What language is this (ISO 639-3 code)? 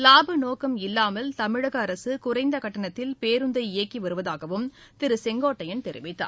tam